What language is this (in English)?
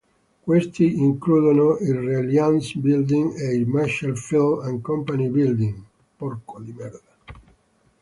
Italian